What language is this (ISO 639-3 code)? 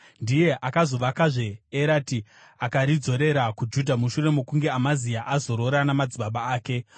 sna